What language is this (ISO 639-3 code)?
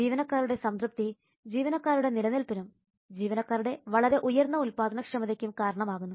mal